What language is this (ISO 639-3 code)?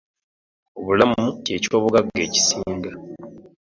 lug